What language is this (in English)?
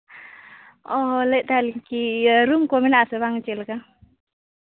Santali